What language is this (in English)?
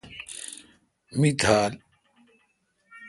Kalkoti